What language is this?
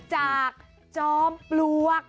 Thai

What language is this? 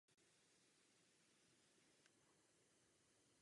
Czech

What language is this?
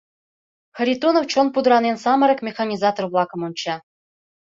Mari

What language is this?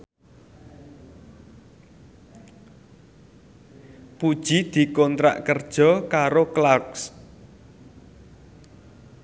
Javanese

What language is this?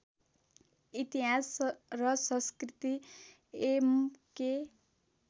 Nepali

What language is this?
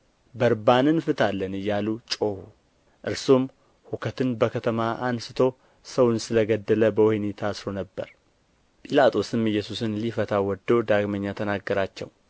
Amharic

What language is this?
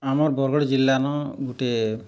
Odia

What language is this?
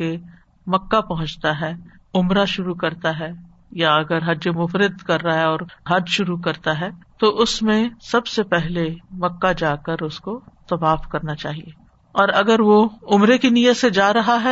Urdu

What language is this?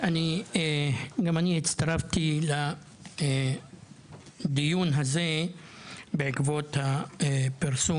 Hebrew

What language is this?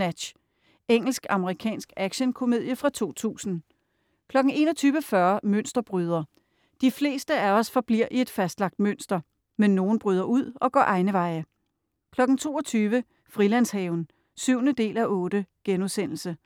Danish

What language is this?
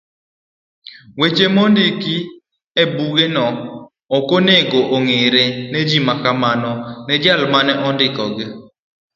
Luo (Kenya and Tanzania)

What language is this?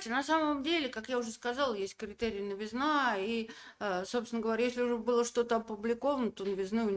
Russian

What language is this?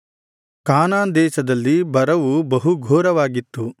Kannada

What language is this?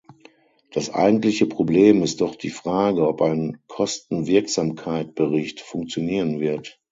German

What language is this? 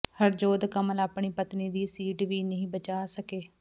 Punjabi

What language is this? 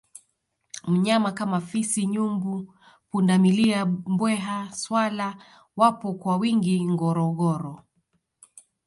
Swahili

